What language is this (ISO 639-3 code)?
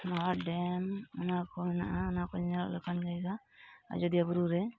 sat